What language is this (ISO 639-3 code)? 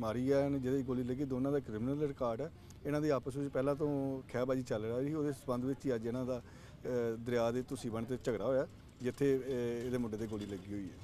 pan